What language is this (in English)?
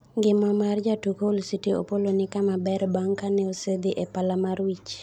Luo (Kenya and Tanzania)